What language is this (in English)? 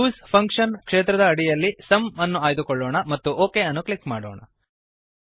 Kannada